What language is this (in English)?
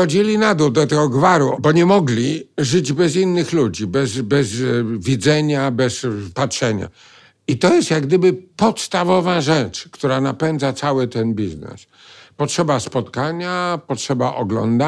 Polish